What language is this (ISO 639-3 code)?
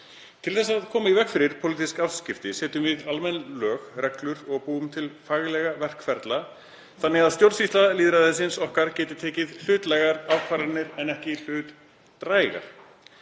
isl